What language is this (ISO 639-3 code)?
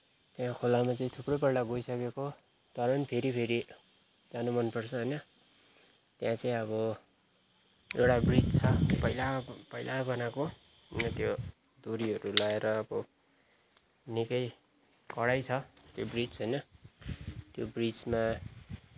nep